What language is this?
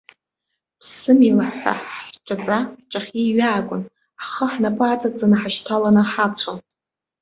Abkhazian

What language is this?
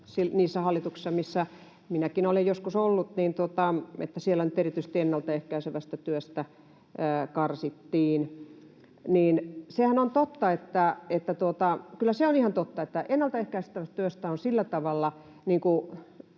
Finnish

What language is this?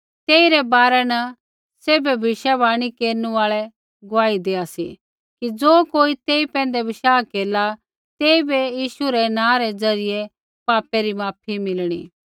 Kullu Pahari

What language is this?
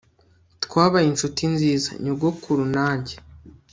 Kinyarwanda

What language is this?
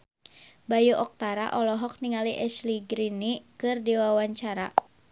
Sundanese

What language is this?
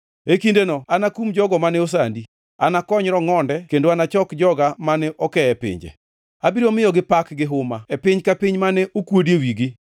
Luo (Kenya and Tanzania)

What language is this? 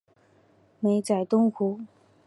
Chinese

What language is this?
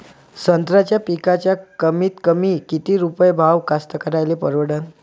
Marathi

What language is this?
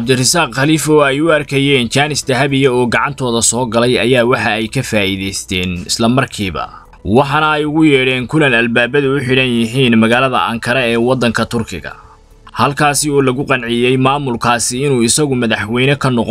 Arabic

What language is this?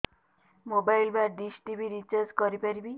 Odia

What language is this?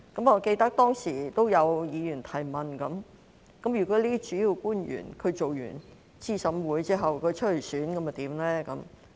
Cantonese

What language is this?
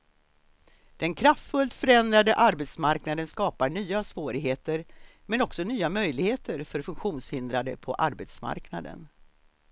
Swedish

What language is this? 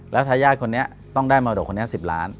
Thai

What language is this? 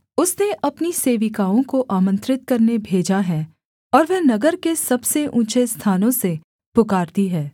Hindi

